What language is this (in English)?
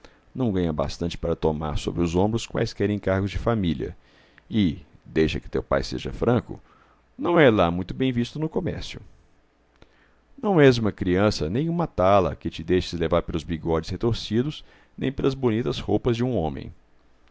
Portuguese